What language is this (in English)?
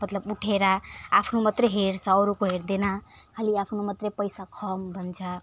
Nepali